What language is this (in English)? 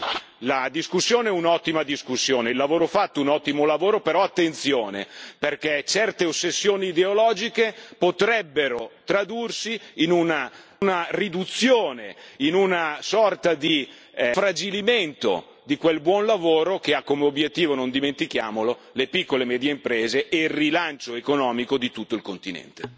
Italian